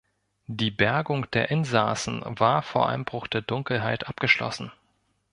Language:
German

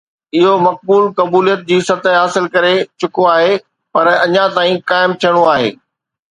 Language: Sindhi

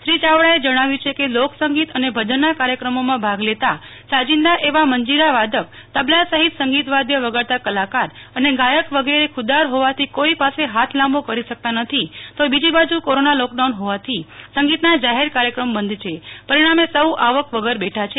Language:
Gujarati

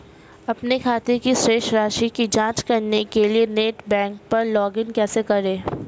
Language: Hindi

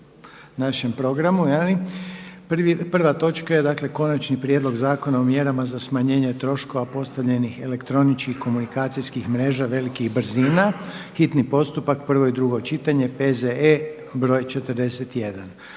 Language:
Croatian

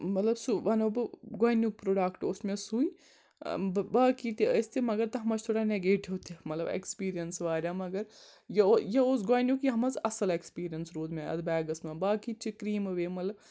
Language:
Kashmiri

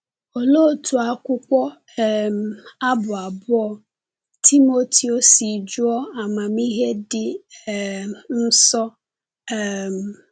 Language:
Igbo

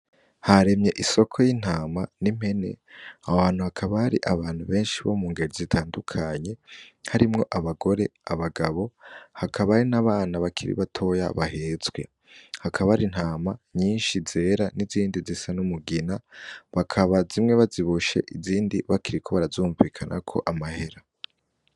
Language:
Rundi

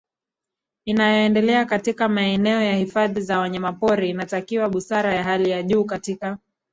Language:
Swahili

